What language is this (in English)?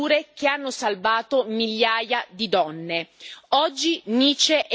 Italian